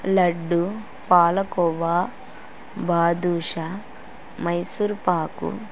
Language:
Telugu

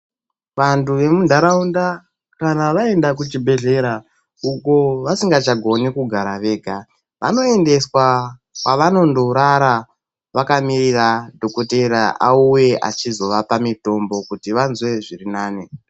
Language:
Ndau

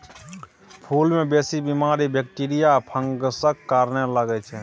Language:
Maithili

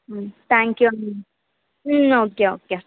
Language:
Telugu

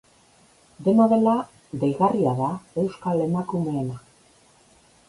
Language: Basque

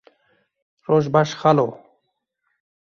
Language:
Kurdish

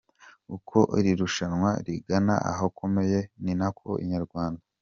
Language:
Kinyarwanda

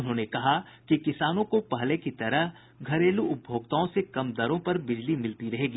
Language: Hindi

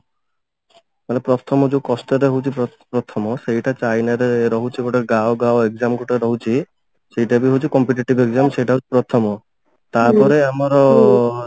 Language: Odia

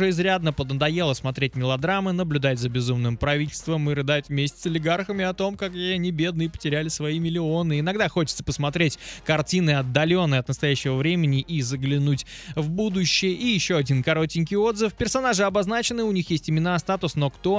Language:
Russian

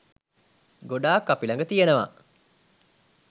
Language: Sinhala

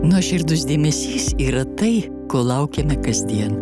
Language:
Lithuanian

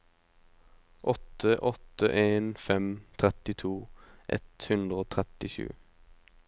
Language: Norwegian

